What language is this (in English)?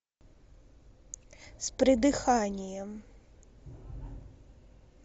Russian